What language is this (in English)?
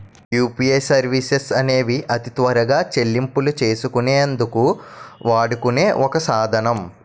Telugu